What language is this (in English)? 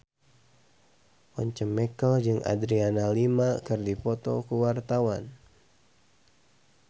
Sundanese